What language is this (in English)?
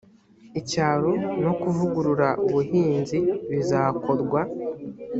Kinyarwanda